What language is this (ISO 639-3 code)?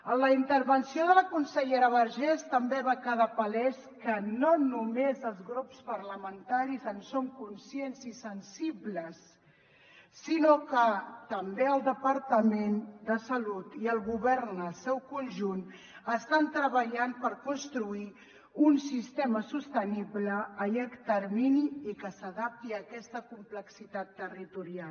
cat